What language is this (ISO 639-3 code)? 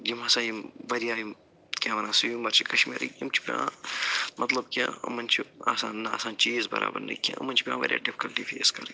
kas